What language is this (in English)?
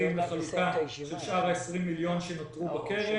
Hebrew